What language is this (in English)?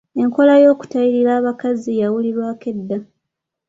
Ganda